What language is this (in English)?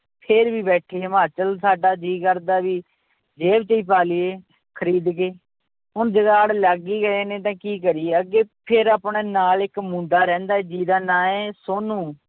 Punjabi